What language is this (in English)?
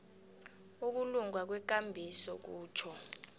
South Ndebele